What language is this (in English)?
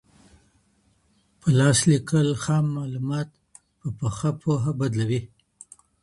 Pashto